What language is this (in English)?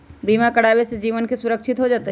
Magahi